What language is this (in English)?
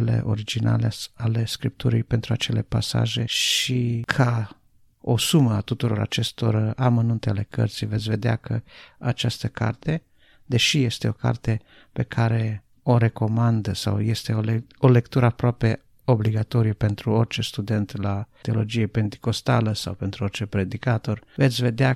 Romanian